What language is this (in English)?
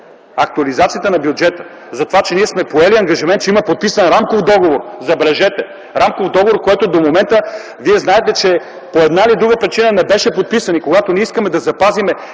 Bulgarian